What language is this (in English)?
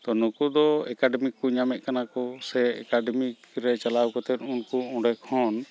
Santali